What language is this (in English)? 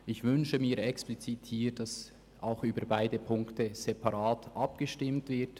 Swiss German